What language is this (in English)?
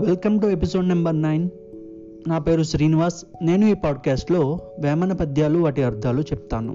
Telugu